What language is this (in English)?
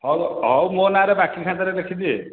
Odia